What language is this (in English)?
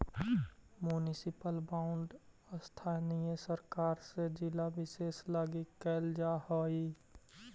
Magahi